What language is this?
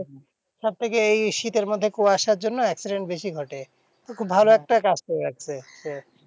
Bangla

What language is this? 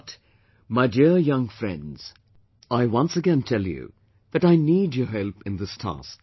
English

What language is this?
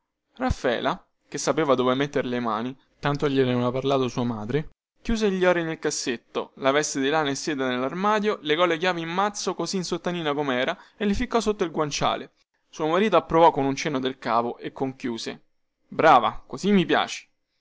Italian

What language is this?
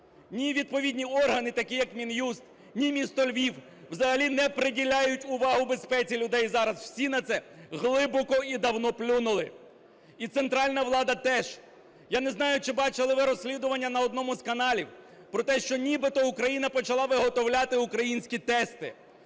Ukrainian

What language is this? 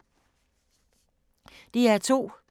Danish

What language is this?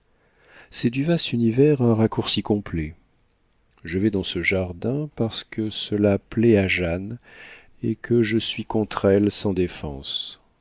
French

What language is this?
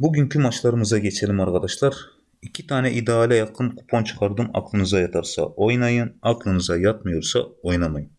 Turkish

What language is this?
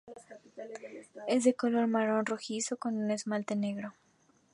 Spanish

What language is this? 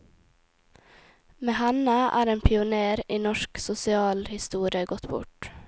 Norwegian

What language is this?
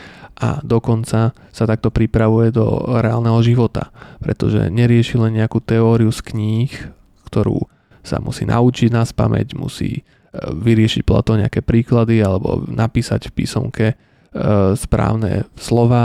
Slovak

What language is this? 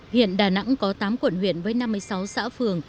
Vietnamese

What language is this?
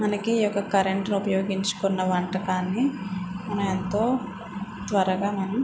Telugu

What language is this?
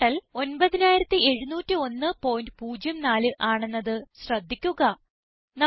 Malayalam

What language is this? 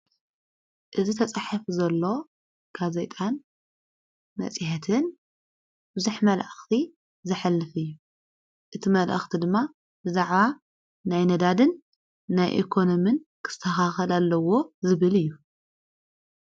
Tigrinya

